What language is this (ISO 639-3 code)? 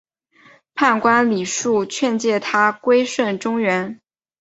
zho